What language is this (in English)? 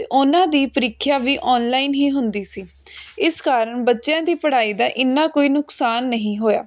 Punjabi